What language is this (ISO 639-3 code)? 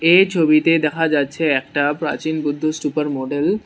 ben